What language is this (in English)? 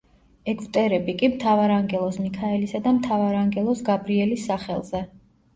Georgian